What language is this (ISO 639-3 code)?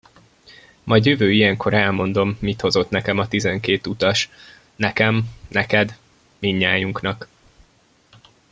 hun